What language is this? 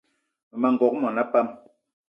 Eton (Cameroon)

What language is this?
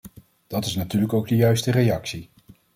Dutch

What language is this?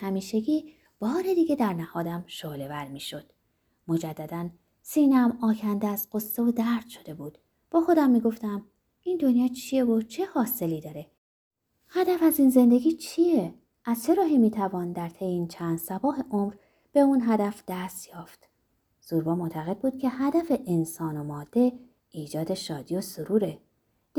Persian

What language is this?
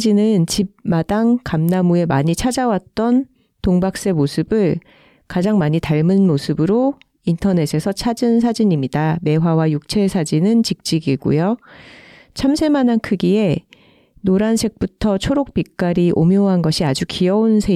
Korean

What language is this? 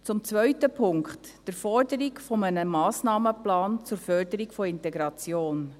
Swiss German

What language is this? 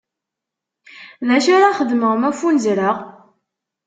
Kabyle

